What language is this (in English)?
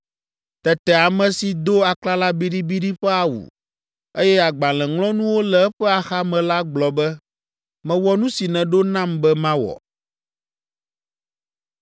Ewe